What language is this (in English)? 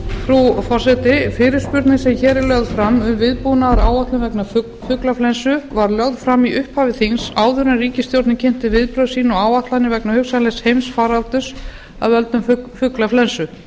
Icelandic